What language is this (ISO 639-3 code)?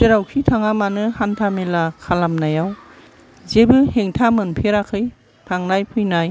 brx